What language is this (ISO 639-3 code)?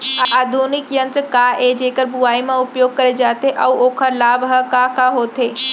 hne